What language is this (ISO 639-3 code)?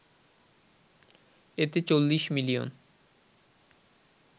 ben